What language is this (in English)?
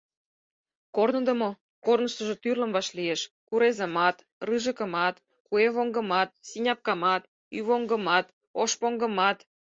Mari